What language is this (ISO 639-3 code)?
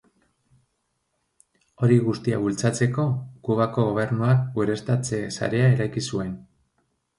eus